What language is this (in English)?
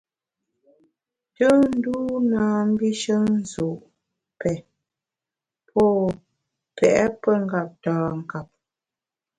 Bamun